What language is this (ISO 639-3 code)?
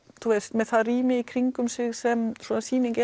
isl